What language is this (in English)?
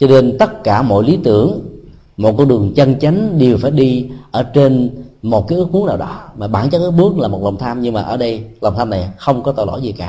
Vietnamese